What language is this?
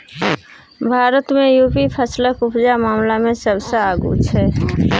Maithili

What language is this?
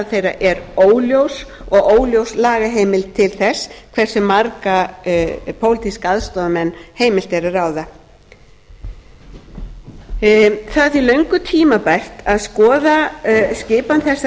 Icelandic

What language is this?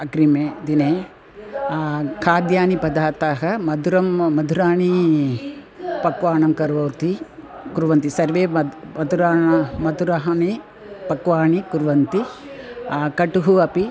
Sanskrit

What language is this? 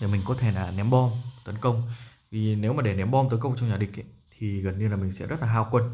Vietnamese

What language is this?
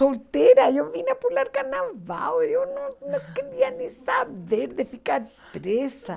Portuguese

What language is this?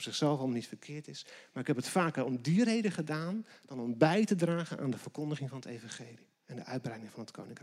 Dutch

